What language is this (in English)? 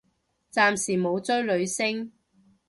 Cantonese